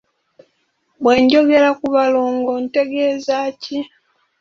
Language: Ganda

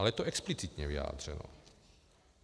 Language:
Czech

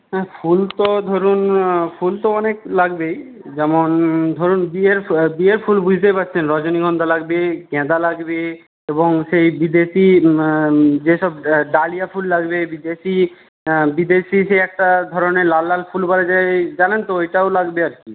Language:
Bangla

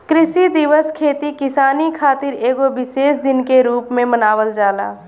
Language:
Bhojpuri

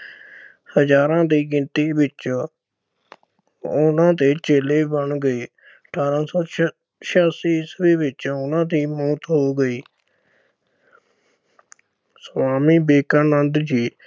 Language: Punjabi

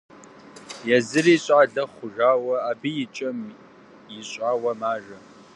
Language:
Kabardian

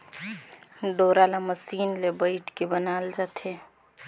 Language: Chhattisgarhi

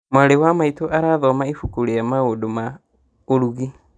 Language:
Kikuyu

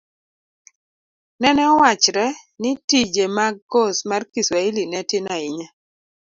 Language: Luo (Kenya and Tanzania)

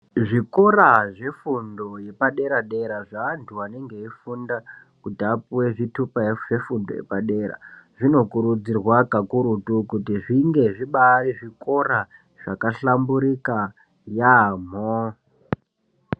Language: Ndau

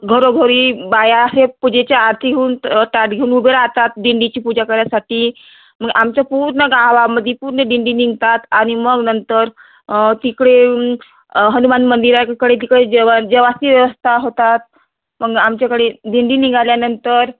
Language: Marathi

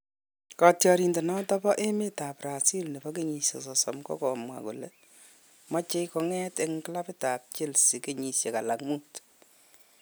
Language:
Kalenjin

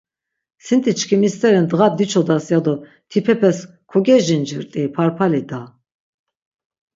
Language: Laz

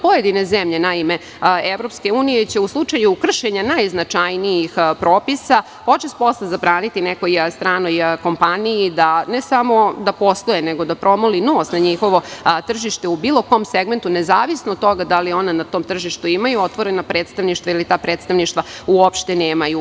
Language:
Serbian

